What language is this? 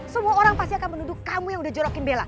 Indonesian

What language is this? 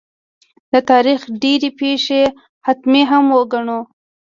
Pashto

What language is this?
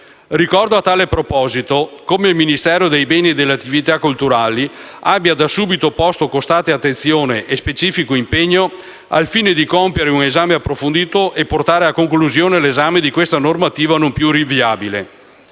Italian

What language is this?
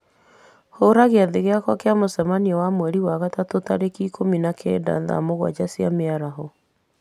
Kikuyu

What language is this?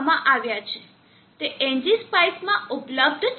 Gujarati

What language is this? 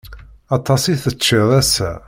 Kabyle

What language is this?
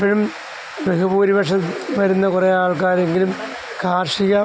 Malayalam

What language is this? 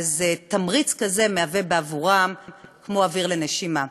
Hebrew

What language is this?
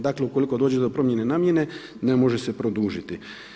Croatian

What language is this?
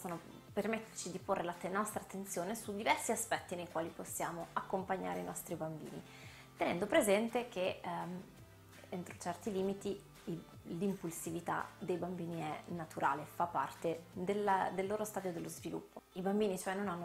Italian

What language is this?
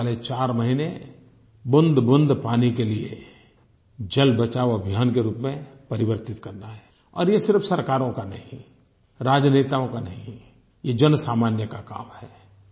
Hindi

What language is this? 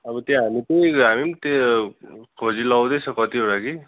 Nepali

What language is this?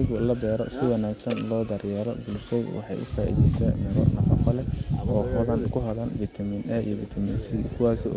Somali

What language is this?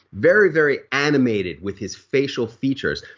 English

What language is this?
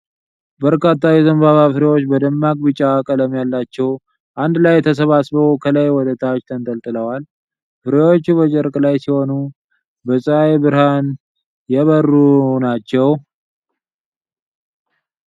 Amharic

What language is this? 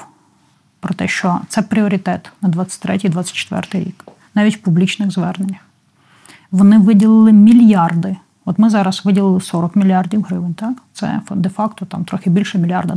Ukrainian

